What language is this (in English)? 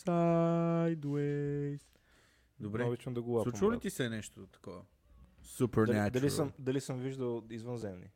Bulgarian